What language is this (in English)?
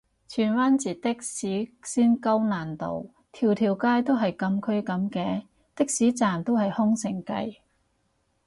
Cantonese